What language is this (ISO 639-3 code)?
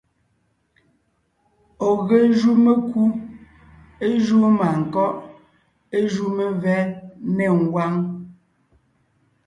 nnh